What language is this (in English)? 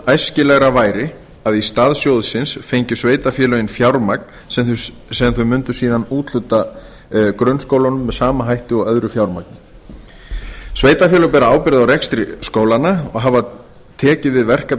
Icelandic